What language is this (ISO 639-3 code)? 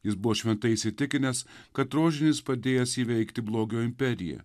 lit